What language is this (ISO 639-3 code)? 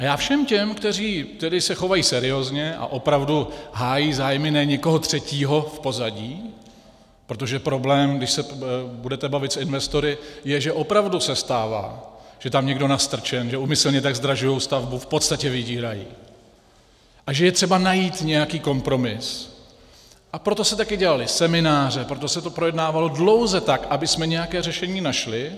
ces